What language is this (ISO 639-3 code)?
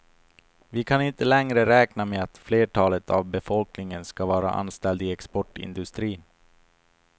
swe